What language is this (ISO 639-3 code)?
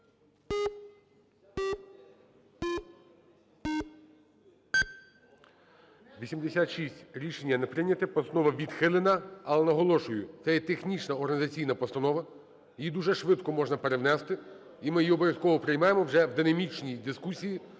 ukr